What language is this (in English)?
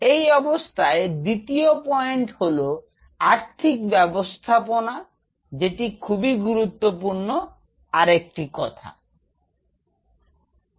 Bangla